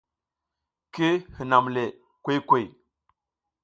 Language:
South Giziga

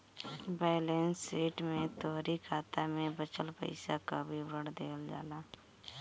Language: Bhojpuri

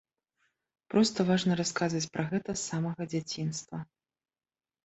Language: Belarusian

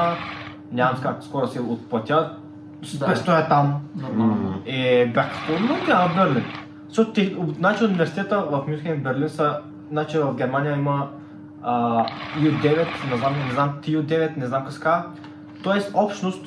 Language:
Bulgarian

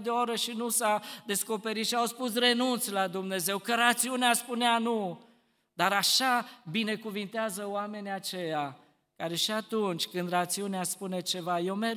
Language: Romanian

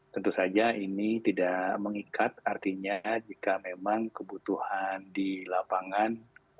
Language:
Indonesian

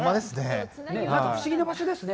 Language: Japanese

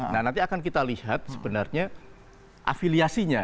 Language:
Indonesian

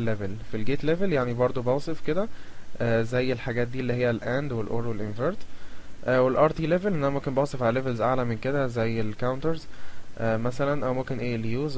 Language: Arabic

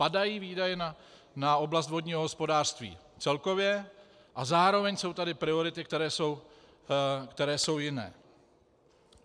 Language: Czech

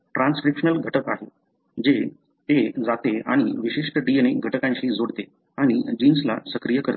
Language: Marathi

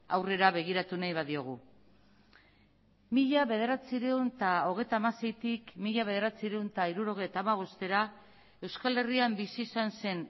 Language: Basque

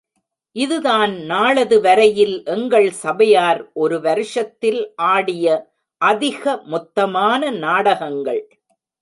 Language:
Tamil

